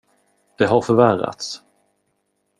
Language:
Swedish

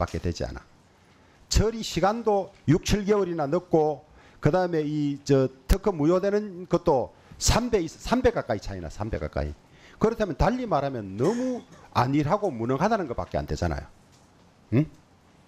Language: Korean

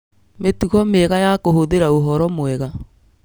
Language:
Kikuyu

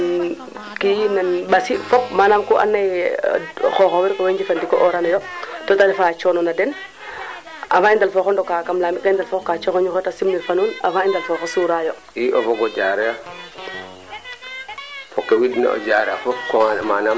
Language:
Serer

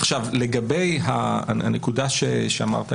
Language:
Hebrew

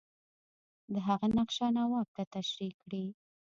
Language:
Pashto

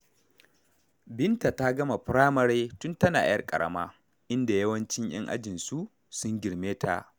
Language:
Hausa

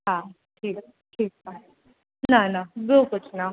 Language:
Sindhi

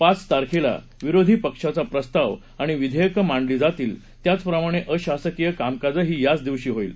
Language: Marathi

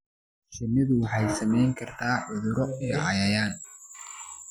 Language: Somali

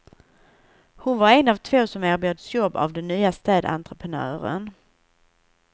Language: Swedish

